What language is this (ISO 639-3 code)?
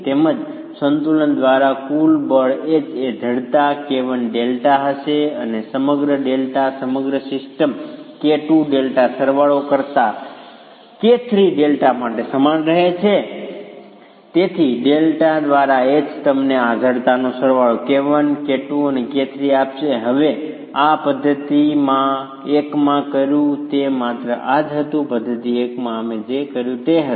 guj